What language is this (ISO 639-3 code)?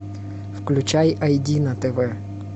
rus